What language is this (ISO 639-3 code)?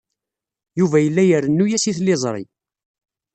kab